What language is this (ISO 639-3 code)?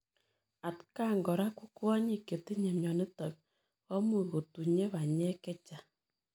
kln